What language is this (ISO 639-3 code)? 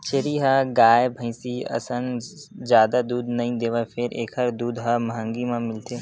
hne